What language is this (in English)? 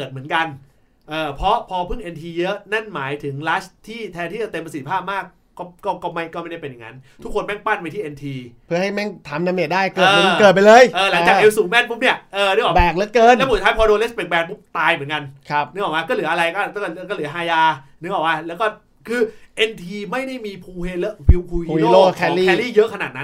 Thai